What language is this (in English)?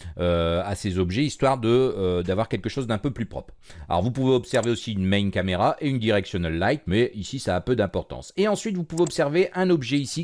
French